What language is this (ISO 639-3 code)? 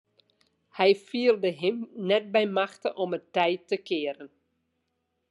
fry